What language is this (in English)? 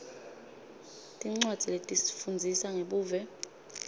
Swati